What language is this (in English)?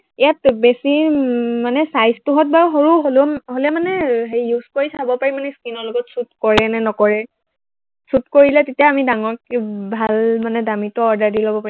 Assamese